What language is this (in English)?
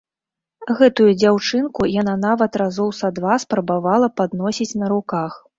Belarusian